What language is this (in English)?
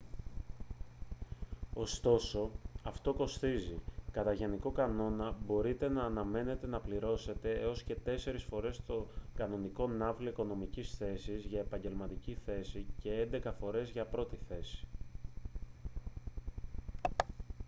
Greek